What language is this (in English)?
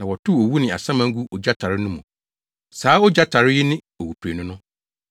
Akan